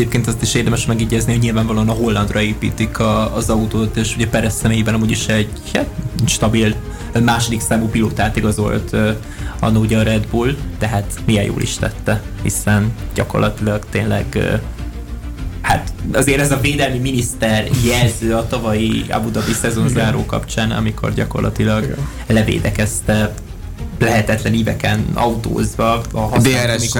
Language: Hungarian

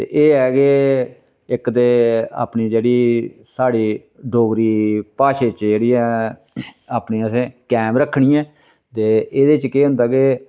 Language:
Dogri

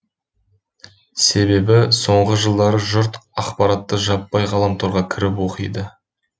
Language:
Kazakh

